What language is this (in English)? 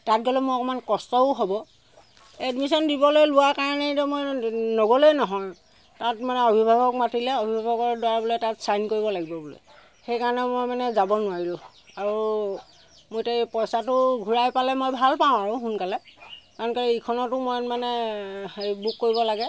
Assamese